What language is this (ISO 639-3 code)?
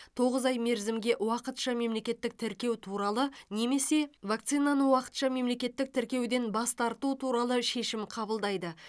kaz